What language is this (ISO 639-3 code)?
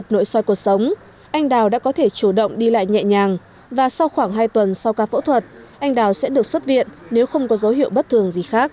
vie